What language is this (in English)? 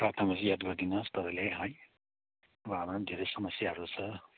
Nepali